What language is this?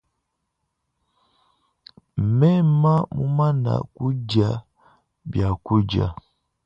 Luba-Lulua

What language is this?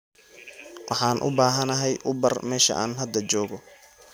Somali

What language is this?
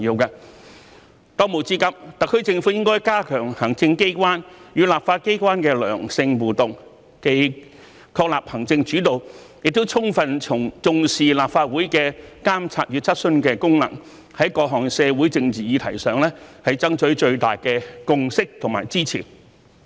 Cantonese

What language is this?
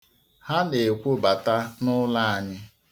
Igbo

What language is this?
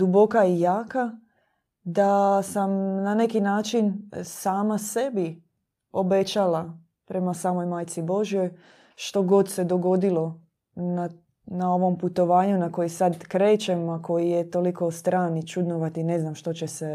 Croatian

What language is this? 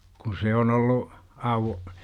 Finnish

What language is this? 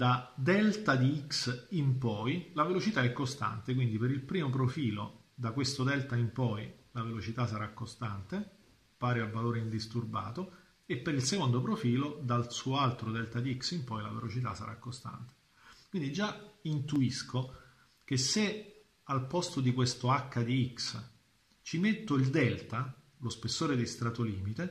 Italian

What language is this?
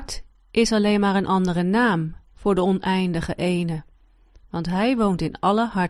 Dutch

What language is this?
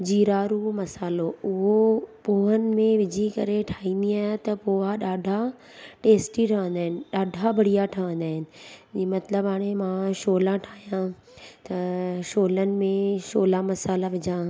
Sindhi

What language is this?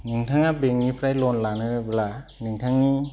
Bodo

